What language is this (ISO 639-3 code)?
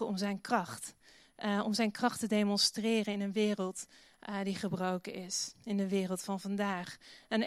nld